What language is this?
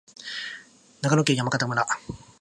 Japanese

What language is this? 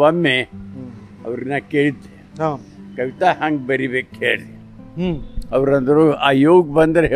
Indonesian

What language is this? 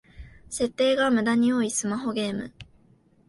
Japanese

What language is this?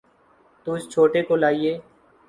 Urdu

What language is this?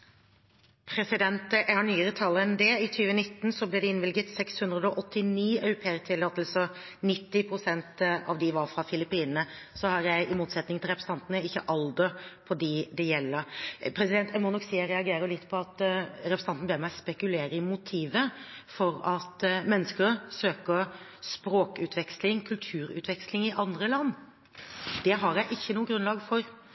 Norwegian Bokmål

